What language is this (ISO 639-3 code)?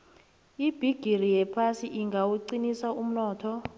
nbl